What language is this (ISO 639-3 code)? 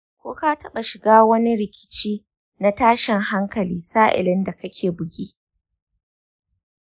hau